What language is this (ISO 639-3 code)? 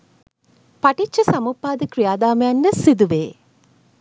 sin